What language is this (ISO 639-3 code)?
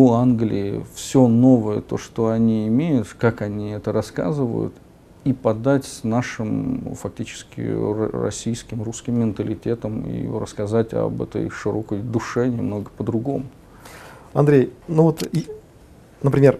rus